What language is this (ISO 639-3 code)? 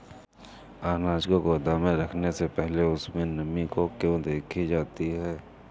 hin